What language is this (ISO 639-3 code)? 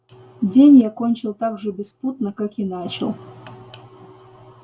rus